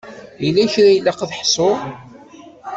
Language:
Kabyle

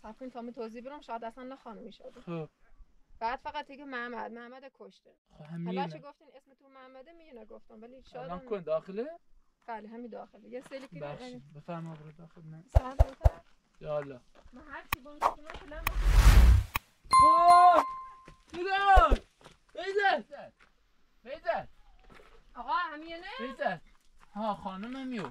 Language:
Persian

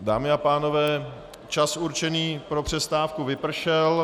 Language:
Czech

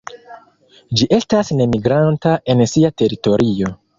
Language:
Esperanto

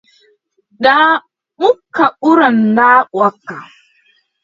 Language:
Adamawa Fulfulde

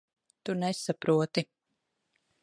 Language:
Latvian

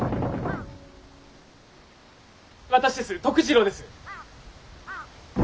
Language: Japanese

